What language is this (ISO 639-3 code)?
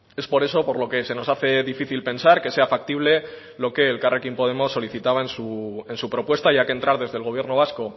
spa